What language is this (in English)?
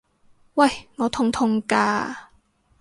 Cantonese